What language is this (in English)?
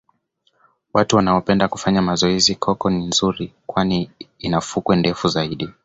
Swahili